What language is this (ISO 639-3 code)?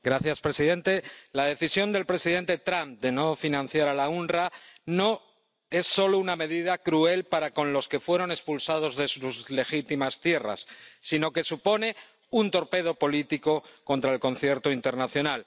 spa